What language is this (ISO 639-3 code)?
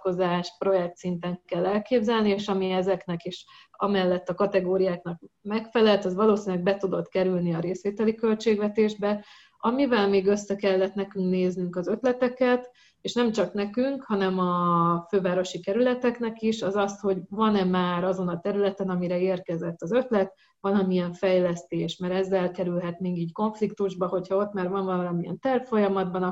hun